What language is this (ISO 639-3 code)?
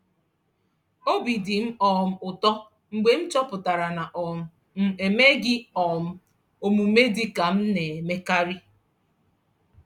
ibo